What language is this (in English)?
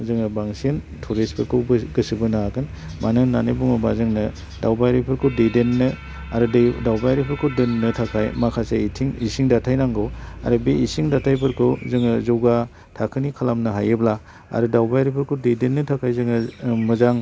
Bodo